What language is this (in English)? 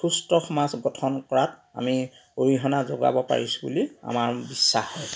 Assamese